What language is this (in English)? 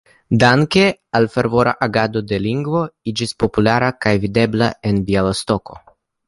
Esperanto